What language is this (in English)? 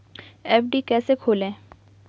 Hindi